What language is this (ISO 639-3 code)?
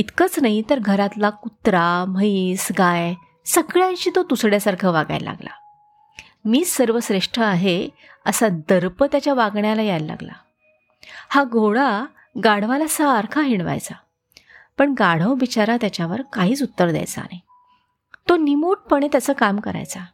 mar